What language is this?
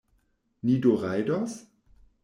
Esperanto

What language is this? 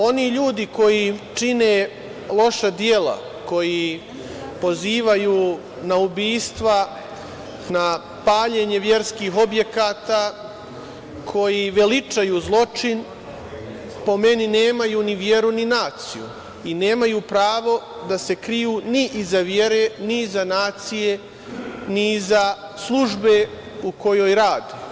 Serbian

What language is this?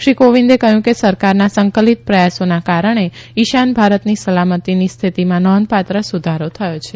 Gujarati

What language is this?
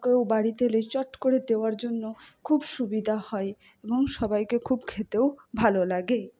Bangla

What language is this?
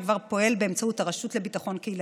Hebrew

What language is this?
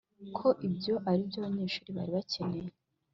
Kinyarwanda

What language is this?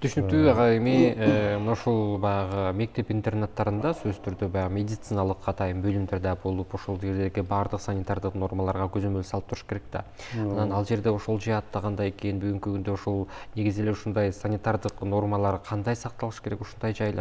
Turkish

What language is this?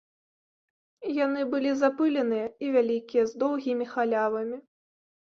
Belarusian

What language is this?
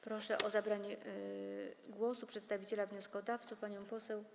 Polish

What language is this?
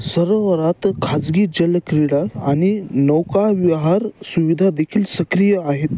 Marathi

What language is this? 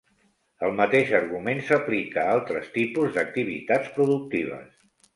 Catalan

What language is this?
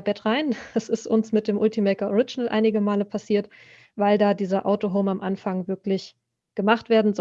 German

